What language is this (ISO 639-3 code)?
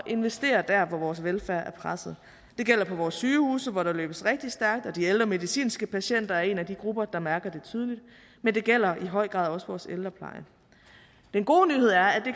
dan